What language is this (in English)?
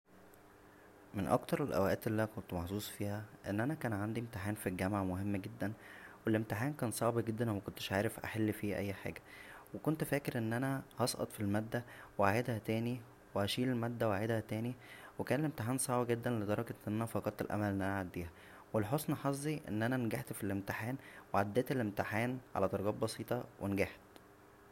Egyptian Arabic